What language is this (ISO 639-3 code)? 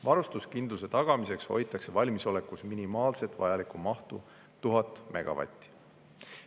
est